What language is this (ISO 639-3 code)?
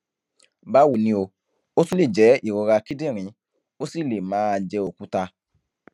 yor